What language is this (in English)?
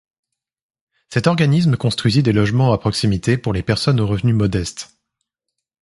French